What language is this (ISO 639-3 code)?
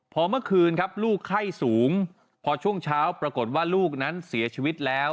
tha